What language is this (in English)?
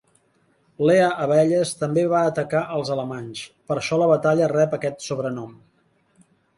Catalan